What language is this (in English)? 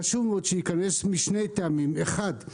Hebrew